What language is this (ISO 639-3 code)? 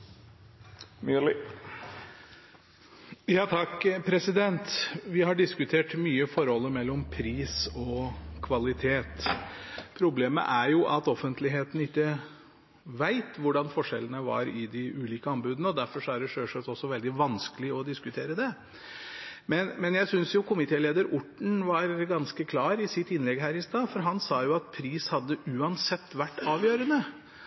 nob